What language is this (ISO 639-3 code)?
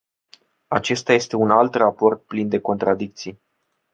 ron